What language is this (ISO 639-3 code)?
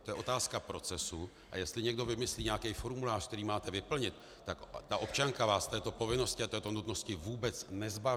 ces